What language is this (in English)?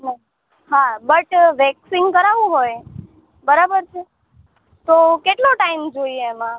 Gujarati